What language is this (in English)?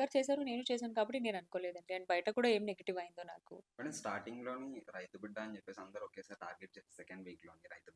Telugu